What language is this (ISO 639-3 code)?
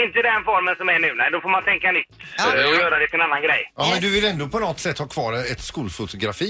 swe